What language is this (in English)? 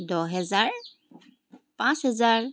Assamese